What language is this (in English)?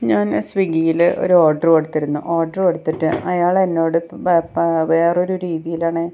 Malayalam